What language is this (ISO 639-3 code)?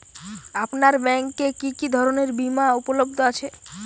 ben